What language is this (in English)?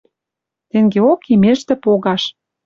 Western Mari